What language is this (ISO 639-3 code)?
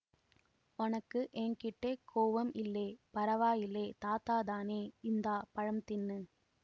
tam